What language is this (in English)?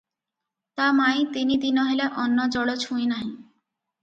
Odia